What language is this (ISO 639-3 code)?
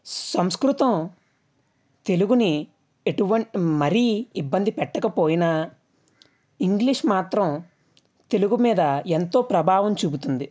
tel